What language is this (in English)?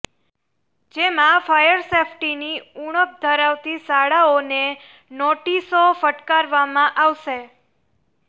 Gujarati